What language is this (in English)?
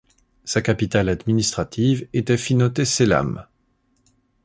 French